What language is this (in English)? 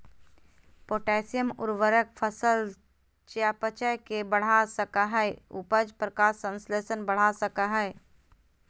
Magahi